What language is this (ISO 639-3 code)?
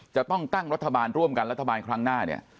tha